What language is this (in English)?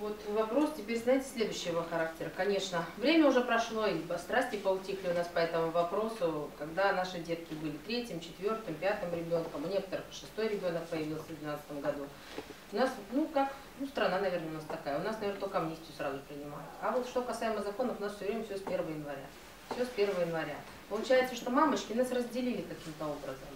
Russian